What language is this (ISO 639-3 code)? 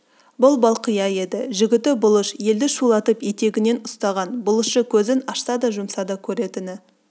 kaz